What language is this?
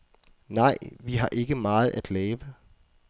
Danish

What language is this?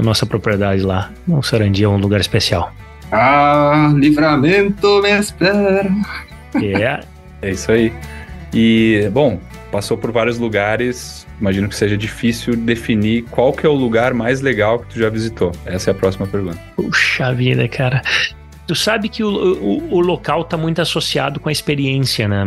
Portuguese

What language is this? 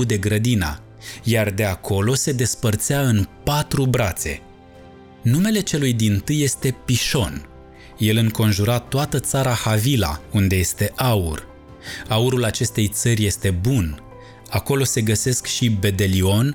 Romanian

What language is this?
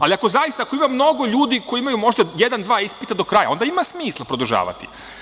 Serbian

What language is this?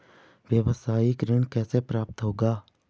Hindi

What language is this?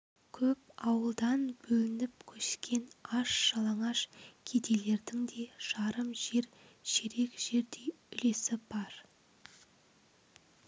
Kazakh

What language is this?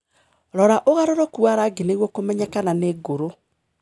Kikuyu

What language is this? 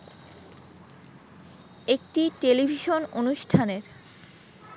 Bangla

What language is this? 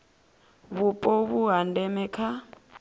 Venda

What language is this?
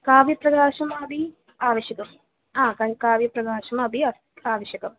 Sanskrit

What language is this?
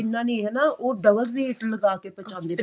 Punjabi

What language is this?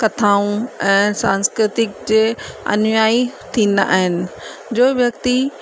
Sindhi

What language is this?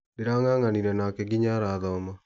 Kikuyu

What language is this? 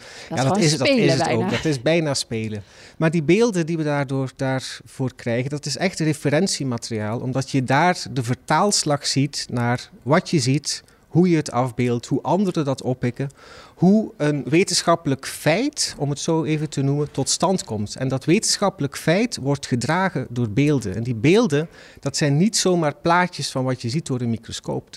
Dutch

